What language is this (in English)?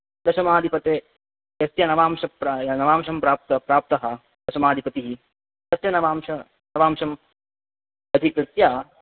Sanskrit